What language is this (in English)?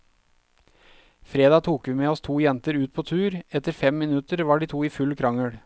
Norwegian